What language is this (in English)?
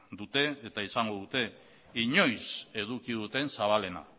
Basque